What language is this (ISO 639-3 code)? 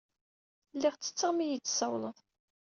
kab